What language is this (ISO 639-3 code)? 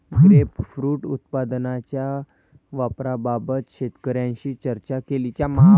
mar